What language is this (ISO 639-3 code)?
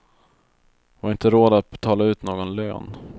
swe